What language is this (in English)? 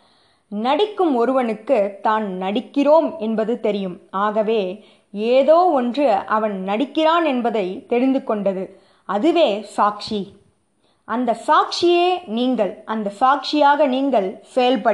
Tamil